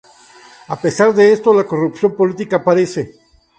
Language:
Spanish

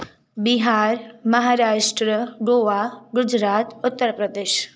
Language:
Sindhi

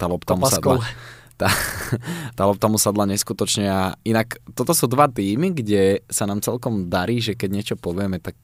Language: Slovak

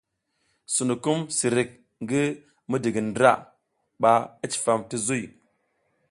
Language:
South Giziga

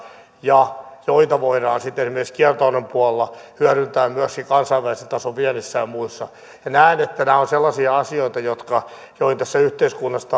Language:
Finnish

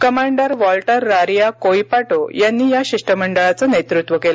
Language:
Marathi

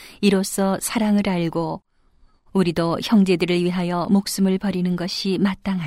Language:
Korean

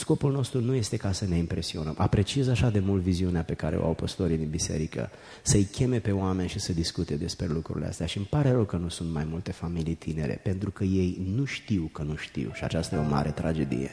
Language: Romanian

